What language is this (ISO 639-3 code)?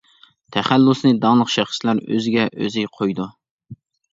uig